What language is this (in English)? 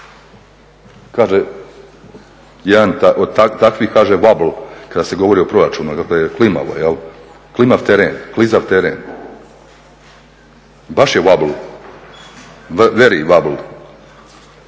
Croatian